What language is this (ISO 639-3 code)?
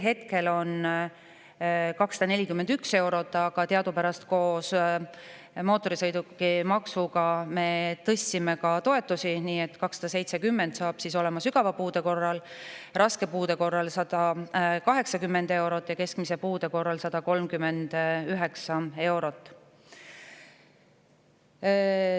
est